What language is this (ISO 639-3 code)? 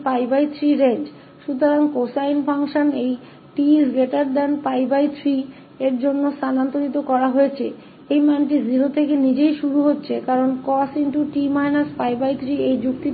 hin